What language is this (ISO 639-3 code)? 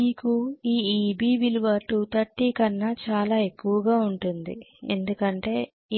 tel